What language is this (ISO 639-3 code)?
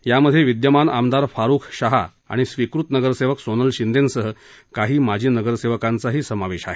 mar